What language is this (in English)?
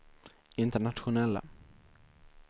Swedish